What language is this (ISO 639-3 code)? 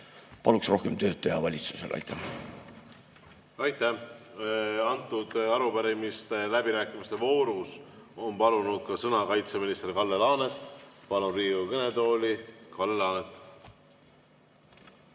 est